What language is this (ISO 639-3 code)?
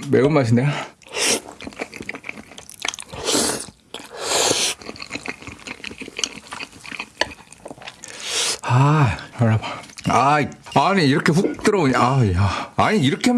kor